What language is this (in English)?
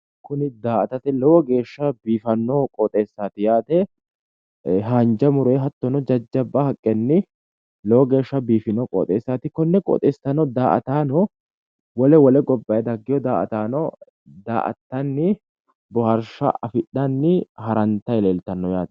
Sidamo